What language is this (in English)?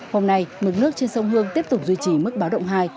Vietnamese